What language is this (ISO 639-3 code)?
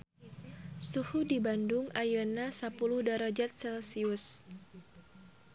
sun